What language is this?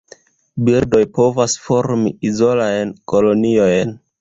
Esperanto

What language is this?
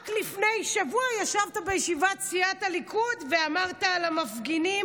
Hebrew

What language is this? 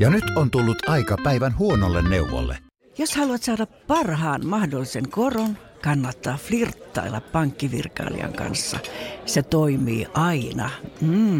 Finnish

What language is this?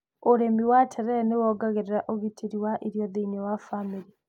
Kikuyu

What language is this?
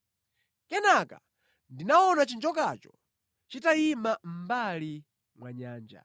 Nyanja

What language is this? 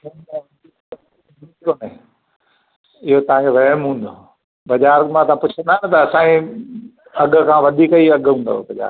Sindhi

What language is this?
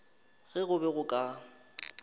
Northern Sotho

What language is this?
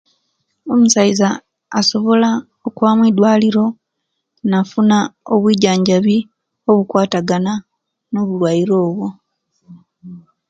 Kenyi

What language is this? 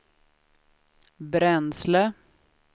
Swedish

